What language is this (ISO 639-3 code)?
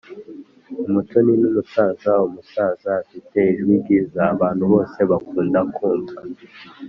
kin